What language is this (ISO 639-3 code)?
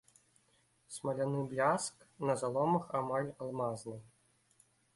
bel